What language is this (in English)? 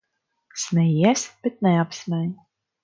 Latvian